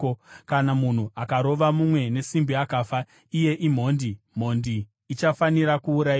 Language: Shona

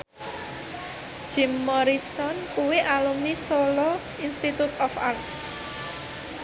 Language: Javanese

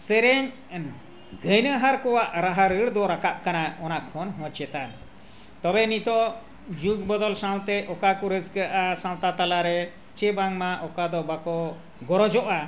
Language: Santali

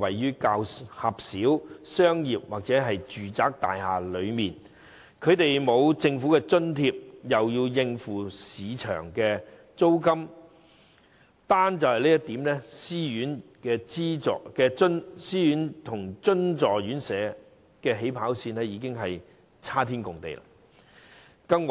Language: Cantonese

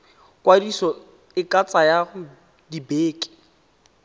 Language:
Tswana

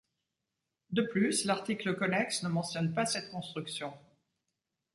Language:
French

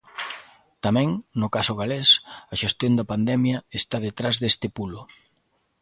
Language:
Galician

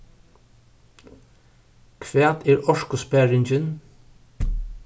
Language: Faroese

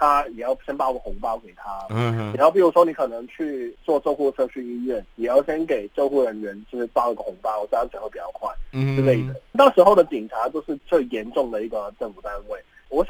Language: Chinese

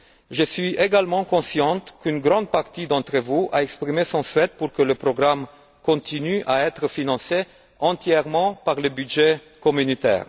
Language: French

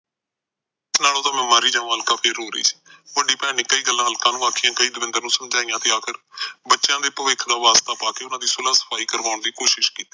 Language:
Punjabi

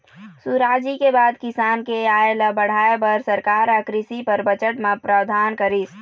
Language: Chhattisgarhi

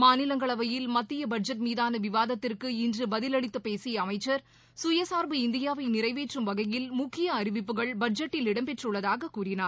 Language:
Tamil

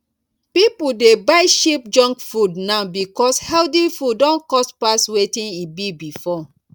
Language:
Nigerian Pidgin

